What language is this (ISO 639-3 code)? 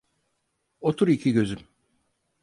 tur